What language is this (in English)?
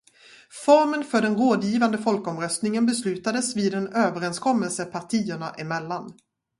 Swedish